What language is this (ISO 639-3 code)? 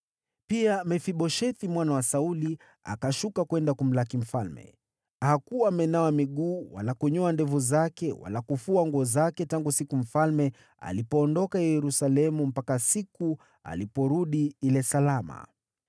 swa